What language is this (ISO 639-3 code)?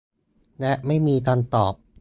tha